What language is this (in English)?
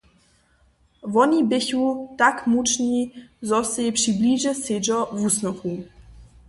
Upper Sorbian